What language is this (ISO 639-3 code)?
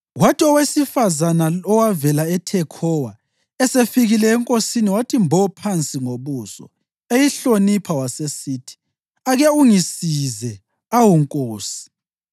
nde